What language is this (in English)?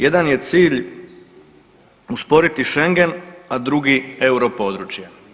Croatian